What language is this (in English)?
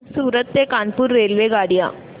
Marathi